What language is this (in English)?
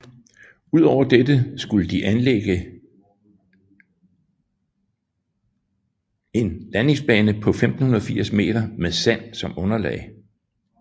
Danish